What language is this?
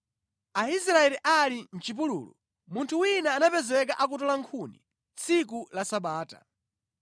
Nyanja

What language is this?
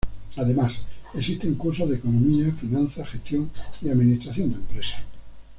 Spanish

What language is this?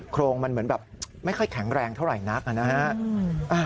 Thai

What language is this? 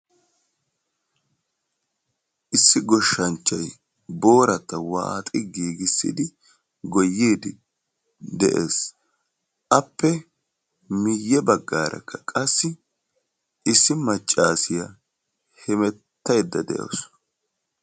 Wolaytta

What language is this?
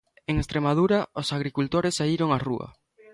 Galician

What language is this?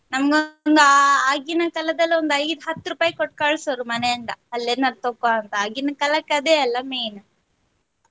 Kannada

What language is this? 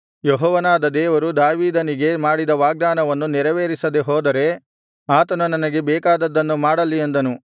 Kannada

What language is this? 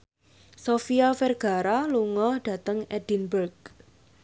Javanese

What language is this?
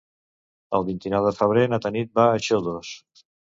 Catalan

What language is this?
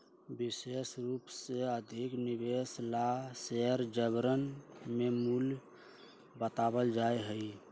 Magahi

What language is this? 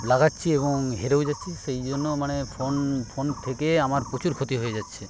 Bangla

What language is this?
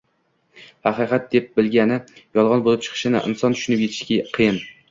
Uzbek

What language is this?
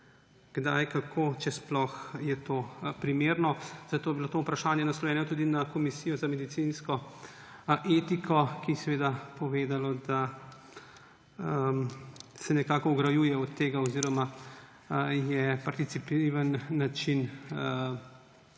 Slovenian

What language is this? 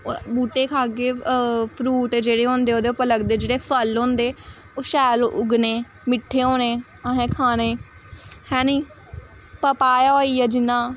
Dogri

